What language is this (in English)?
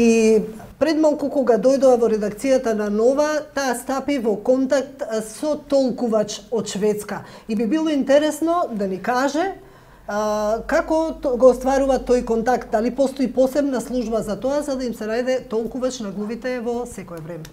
Macedonian